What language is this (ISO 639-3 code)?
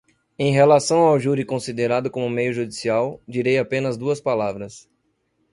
por